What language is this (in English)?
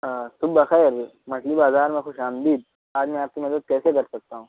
Urdu